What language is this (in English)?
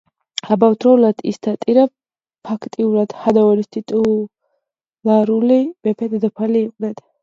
Georgian